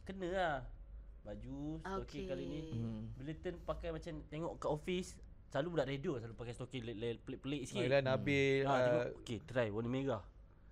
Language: Malay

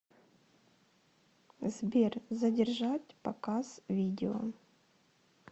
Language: Russian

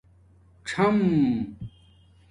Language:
Domaaki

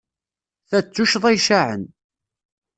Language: Kabyle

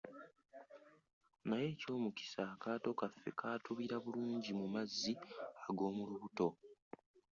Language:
Ganda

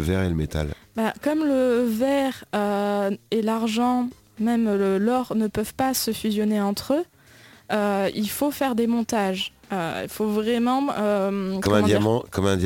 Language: French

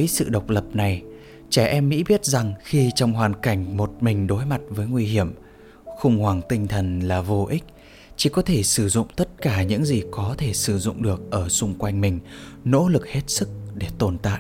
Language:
Vietnamese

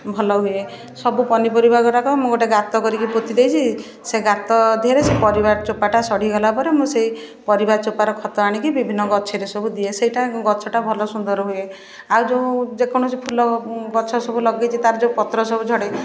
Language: Odia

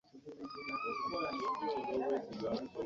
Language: Ganda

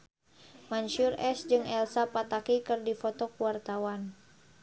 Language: Sundanese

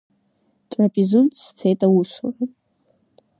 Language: Abkhazian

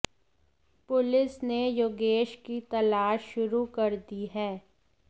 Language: Hindi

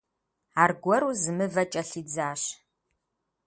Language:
Kabardian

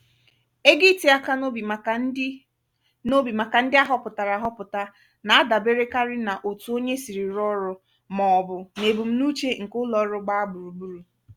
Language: Igbo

